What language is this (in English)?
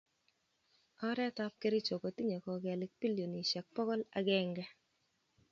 Kalenjin